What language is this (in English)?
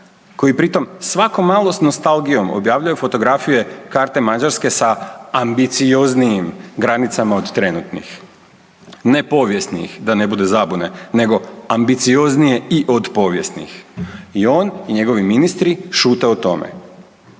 Croatian